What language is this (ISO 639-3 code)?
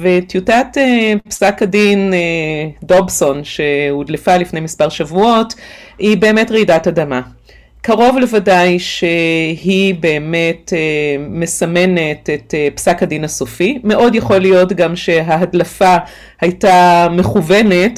heb